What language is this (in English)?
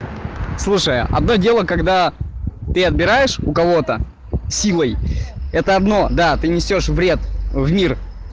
Russian